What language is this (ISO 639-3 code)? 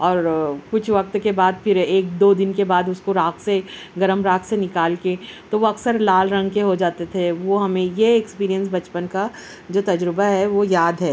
urd